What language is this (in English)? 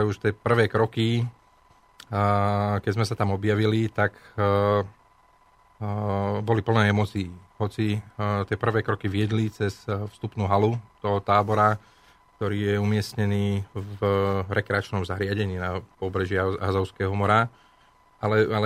Slovak